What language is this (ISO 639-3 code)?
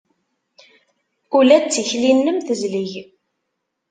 kab